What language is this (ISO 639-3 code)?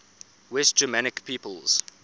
eng